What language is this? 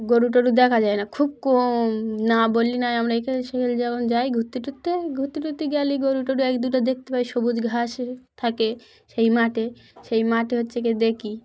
Bangla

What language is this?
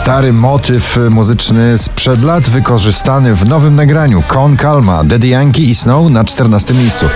Polish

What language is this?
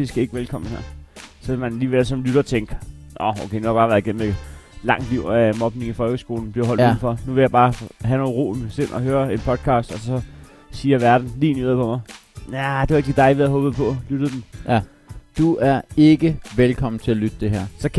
Danish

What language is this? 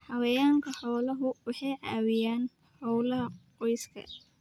Somali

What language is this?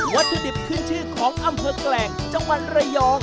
Thai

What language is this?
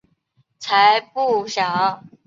Chinese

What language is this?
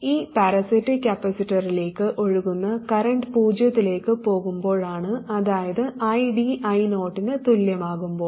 Malayalam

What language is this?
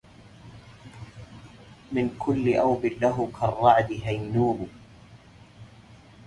Arabic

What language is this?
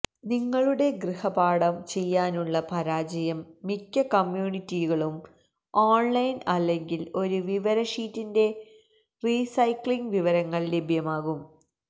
Malayalam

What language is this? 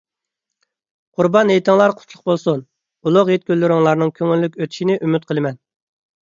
Uyghur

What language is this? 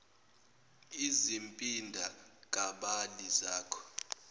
Zulu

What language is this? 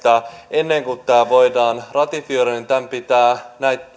Finnish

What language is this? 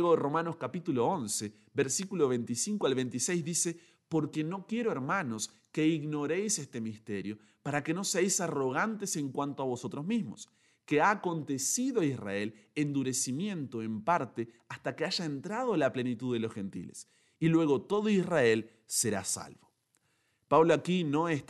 Spanish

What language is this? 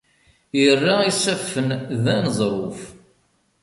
Kabyle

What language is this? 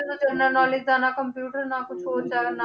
Punjabi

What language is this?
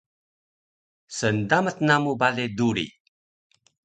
Taroko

